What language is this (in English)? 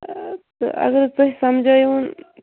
Kashmiri